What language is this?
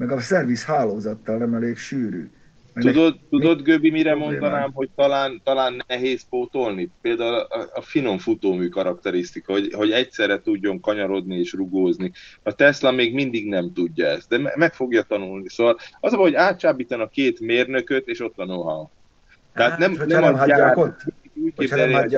Hungarian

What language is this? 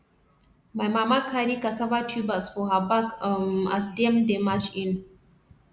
Nigerian Pidgin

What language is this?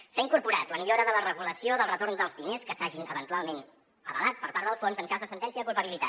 Catalan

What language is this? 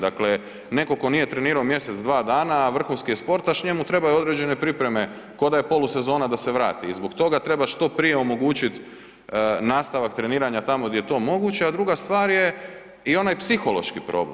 Croatian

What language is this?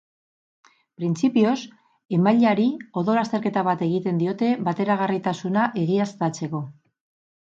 Basque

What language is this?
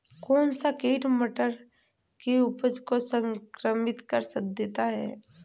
Hindi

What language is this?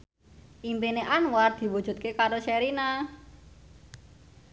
Javanese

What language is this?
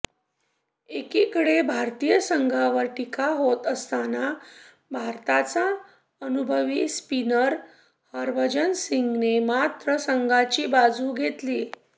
Marathi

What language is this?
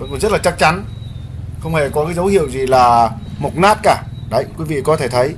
Vietnamese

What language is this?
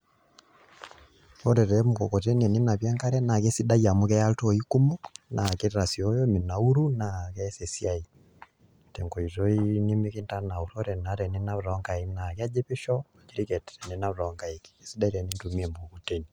Masai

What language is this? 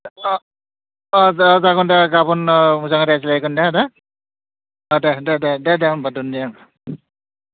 Bodo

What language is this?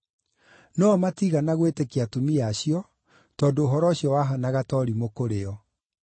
Kikuyu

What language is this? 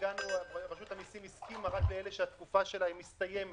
Hebrew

